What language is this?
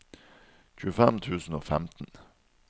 Norwegian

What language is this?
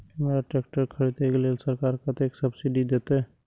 Maithili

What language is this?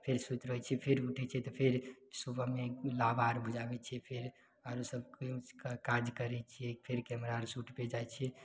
Maithili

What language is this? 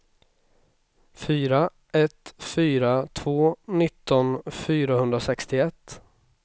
Swedish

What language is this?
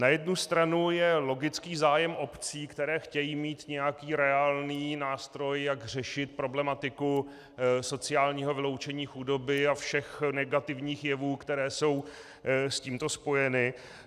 Czech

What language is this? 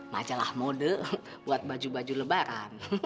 Indonesian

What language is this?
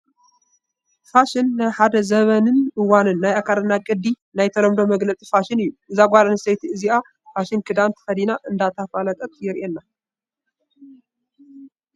Tigrinya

